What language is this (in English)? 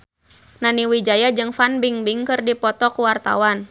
Sundanese